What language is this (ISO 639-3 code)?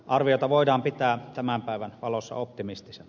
fin